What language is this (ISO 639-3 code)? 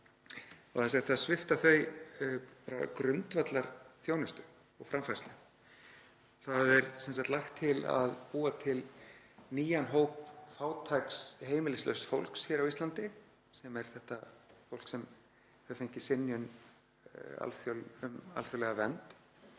isl